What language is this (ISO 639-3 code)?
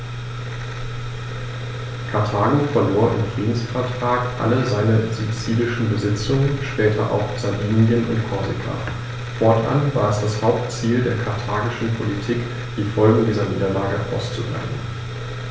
deu